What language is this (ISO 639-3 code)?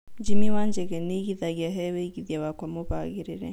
kik